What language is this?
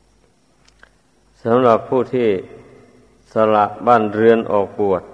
Thai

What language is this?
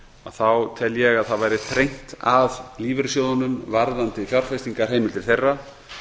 Icelandic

